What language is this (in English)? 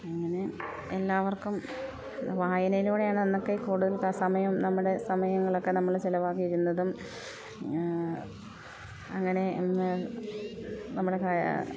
Malayalam